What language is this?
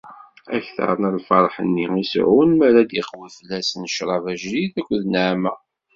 Kabyle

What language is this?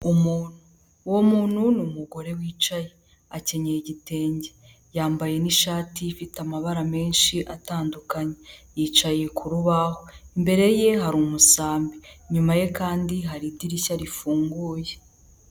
Kinyarwanda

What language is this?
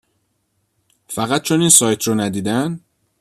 Persian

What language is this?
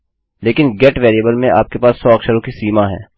Hindi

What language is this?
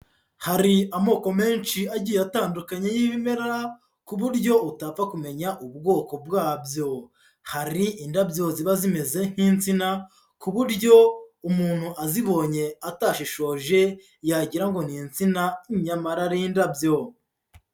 Kinyarwanda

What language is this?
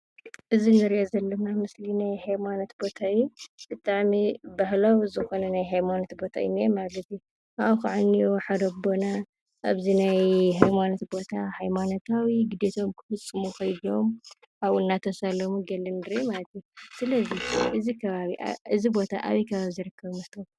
Tigrinya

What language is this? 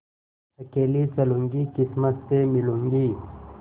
Hindi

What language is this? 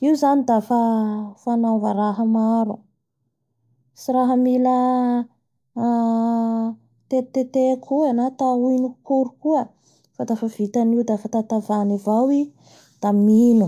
Bara Malagasy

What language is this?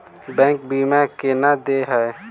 Maithili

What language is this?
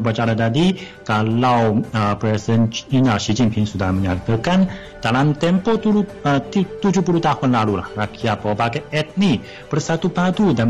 Malay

